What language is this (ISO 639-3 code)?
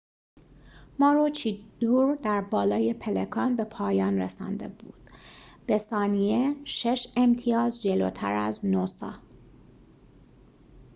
fas